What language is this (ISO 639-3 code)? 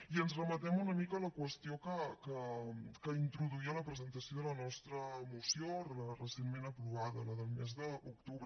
cat